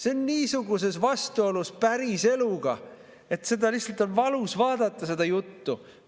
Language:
Estonian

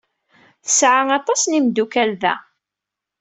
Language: Kabyle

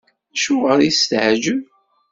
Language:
Kabyle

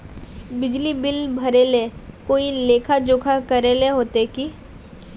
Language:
Magahi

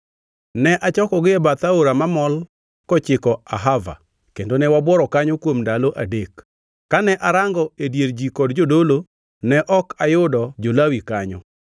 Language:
Luo (Kenya and Tanzania)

